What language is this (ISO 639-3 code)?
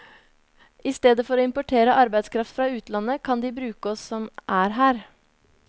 nor